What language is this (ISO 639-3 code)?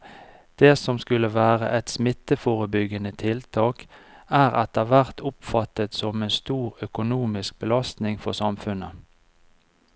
nor